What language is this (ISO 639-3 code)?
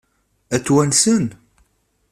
kab